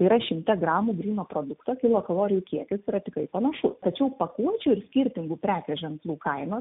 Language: Lithuanian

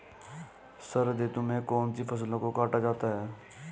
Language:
Hindi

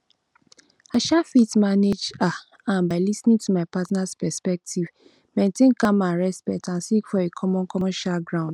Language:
Nigerian Pidgin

